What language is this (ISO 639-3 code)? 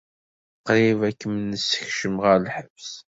kab